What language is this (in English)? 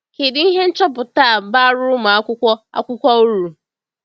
Igbo